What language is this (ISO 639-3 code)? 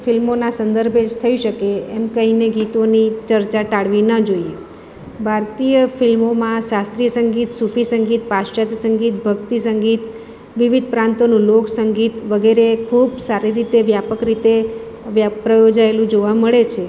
guj